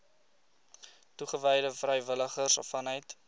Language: Afrikaans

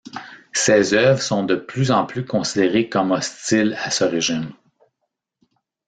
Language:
French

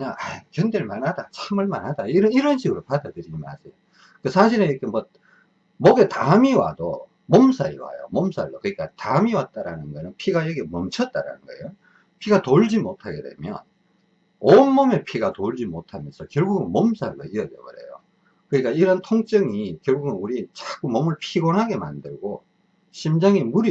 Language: Korean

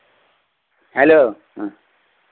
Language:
Santali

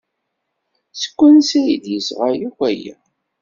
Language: Kabyle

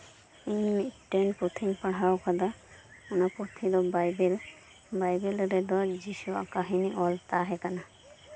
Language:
Santali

